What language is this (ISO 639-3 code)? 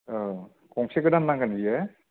brx